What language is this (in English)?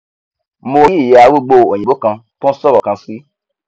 Yoruba